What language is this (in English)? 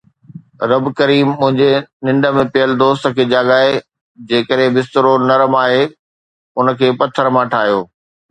Sindhi